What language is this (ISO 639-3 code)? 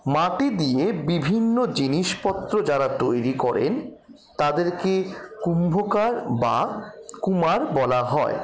ben